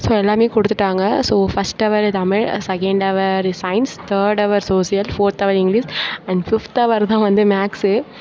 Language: Tamil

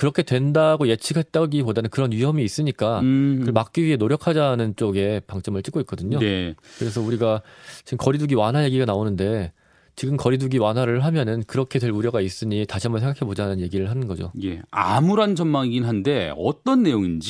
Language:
Korean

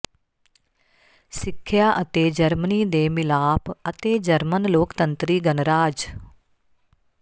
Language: Punjabi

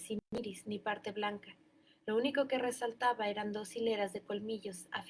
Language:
Spanish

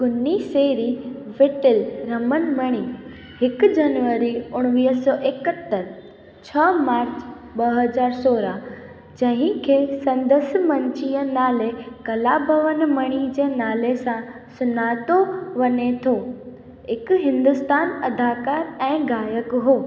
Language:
Sindhi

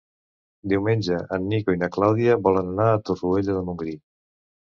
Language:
Catalan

